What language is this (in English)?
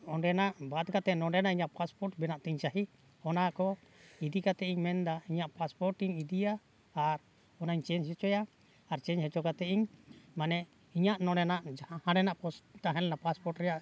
Santali